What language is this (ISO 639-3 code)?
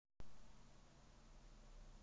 rus